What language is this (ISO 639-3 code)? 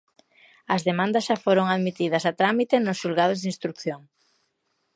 glg